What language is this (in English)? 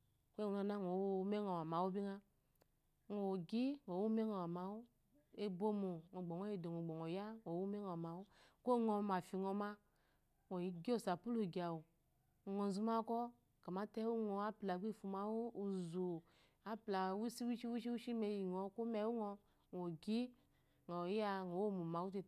Eloyi